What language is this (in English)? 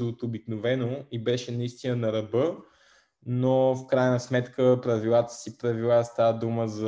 Bulgarian